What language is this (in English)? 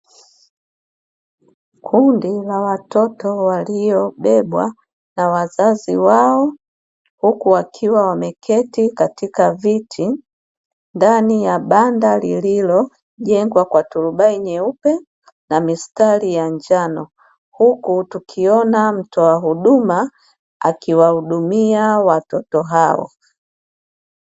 Swahili